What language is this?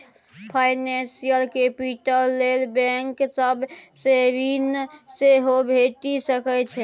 Maithili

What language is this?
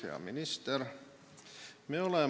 Estonian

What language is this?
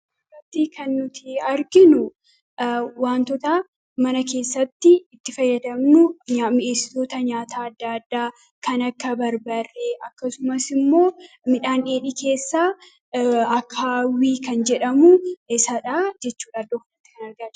Oromo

